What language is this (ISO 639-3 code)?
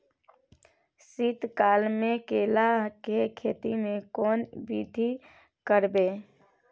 mai